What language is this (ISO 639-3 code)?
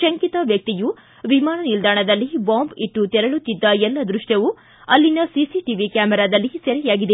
kan